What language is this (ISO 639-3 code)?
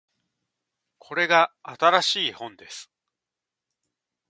jpn